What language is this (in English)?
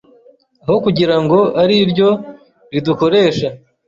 Kinyarwanda